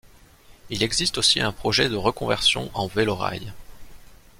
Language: French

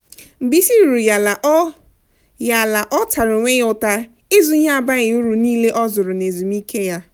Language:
Igbo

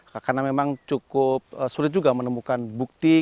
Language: Indonesian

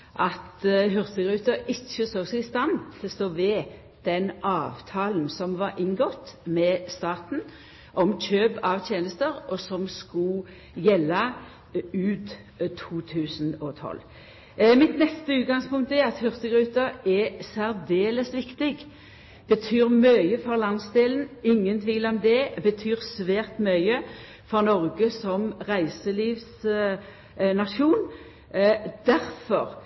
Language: Norwegian Nynorsk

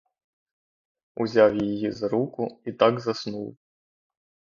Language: Ukrainian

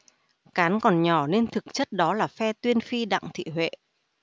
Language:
Vietnamese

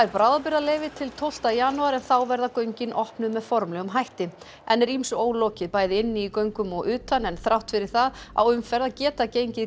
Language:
Icelandic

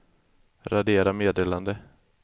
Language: Swedish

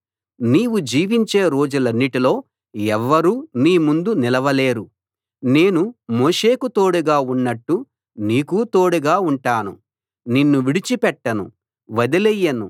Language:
Telugu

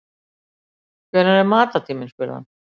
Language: Icelandic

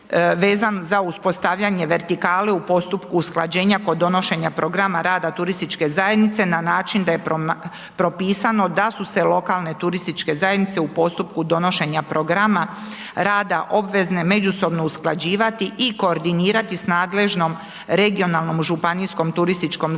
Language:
Croatian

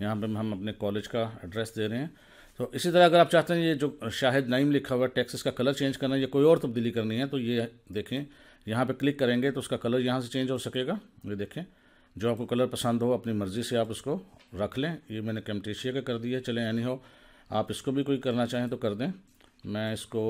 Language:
Hindi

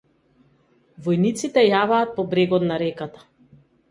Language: Macedonian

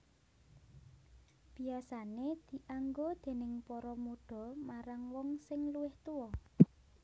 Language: Javanese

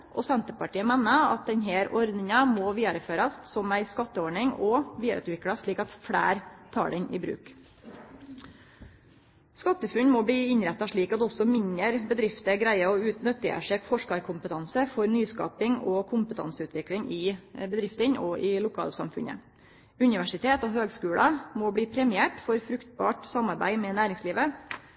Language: Norwegian Nynorsk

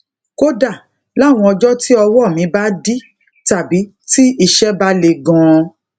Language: Yoruba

